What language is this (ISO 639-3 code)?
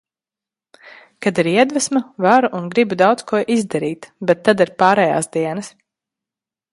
lav